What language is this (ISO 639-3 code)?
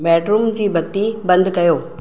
snd